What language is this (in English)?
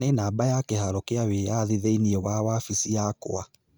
Kikuyu